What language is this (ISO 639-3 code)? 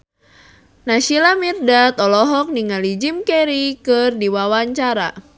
sun